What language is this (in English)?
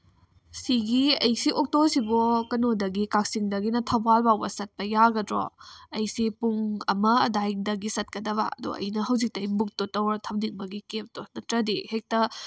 Manipuri